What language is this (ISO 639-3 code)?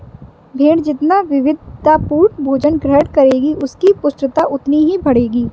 hin